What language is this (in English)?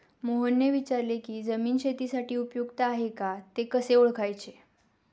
Marathi